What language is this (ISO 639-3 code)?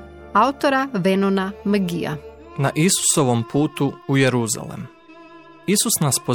hrv